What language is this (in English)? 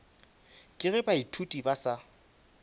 Northern Sotho